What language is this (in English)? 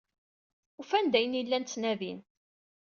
Kabyle